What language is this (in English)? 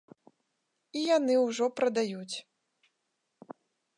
Belarusian